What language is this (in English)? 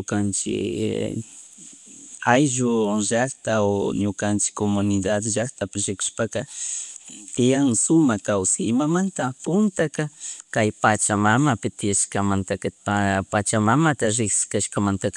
Chimborazo Highland Quichua